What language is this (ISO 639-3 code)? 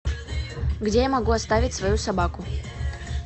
rus